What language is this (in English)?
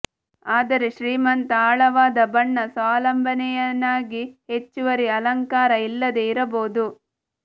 Kannada